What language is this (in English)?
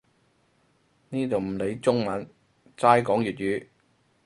Cantonese